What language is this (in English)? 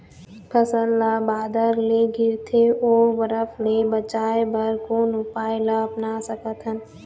Chhattisgarhi